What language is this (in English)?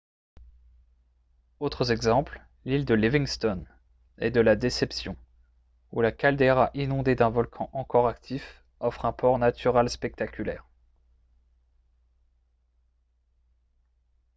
French